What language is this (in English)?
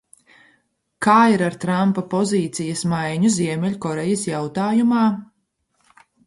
Latvian